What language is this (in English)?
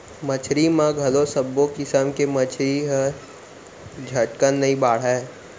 Chhattisgarhi